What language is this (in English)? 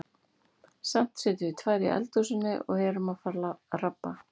Icelandic